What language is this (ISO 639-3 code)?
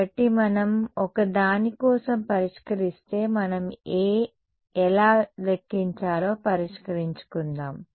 tel